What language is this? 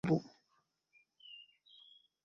Swahili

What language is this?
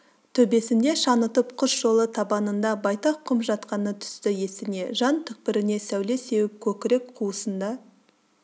Kazakh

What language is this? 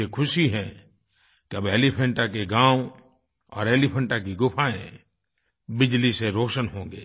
Hindi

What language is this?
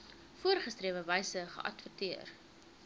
Afrikaans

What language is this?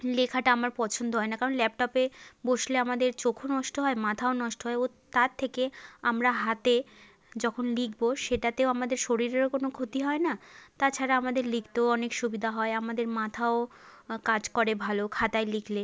Bangla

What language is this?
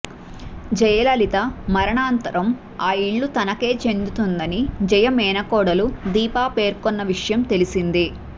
Telugu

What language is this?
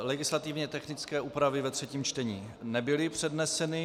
Czech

